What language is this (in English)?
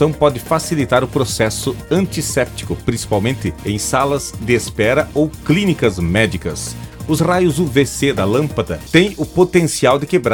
Portuguese